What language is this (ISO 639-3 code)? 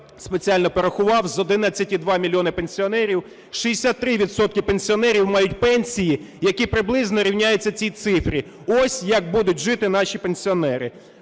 ukr